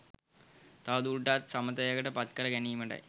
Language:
Sinhala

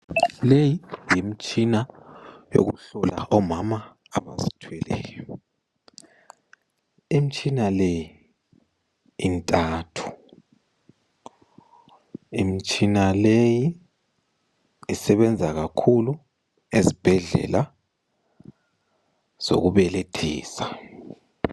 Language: North Ndebele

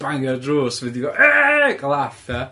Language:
Welsh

